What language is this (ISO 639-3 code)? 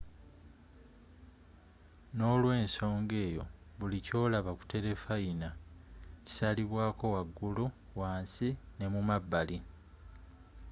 lug